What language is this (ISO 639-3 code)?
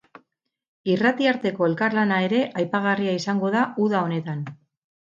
eus